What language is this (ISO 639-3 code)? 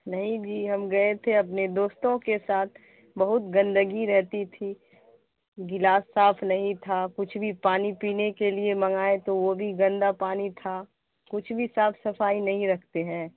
urd